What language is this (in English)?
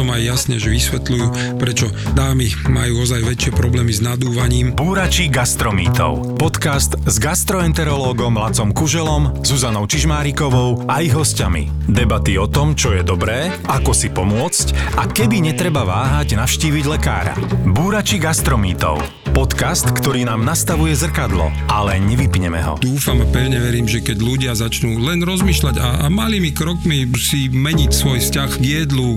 Slovak